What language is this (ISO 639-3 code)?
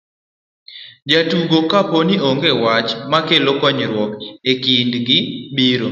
luo